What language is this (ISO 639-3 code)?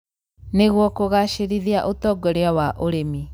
kik